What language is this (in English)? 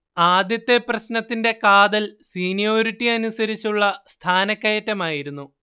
Malayalam